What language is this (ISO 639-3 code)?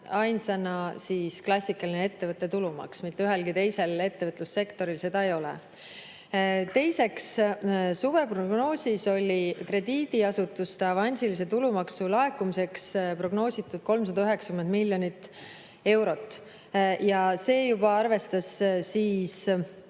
est